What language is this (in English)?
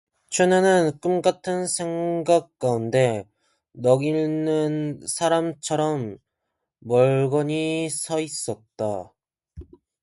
Korean